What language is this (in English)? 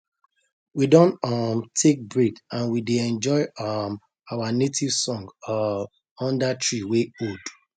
Nigerian Pidgin